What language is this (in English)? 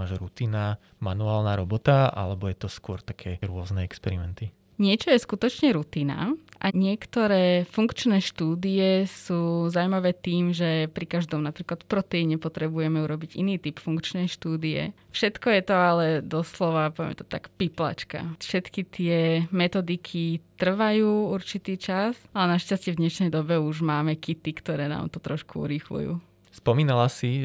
Slovak